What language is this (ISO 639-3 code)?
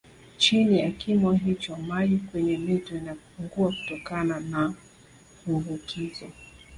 swa